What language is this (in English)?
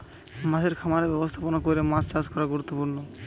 Bangla